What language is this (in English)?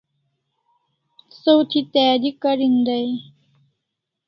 Kalasha